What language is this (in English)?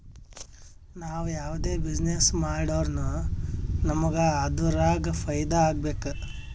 Kannada